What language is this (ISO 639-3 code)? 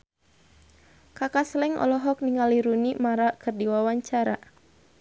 sun